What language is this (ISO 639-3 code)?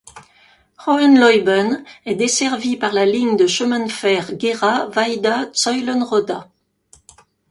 fra